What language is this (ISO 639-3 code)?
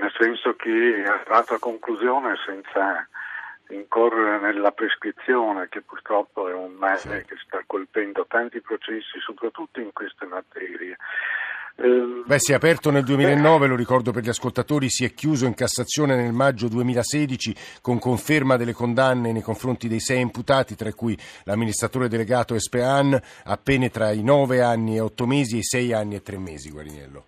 ita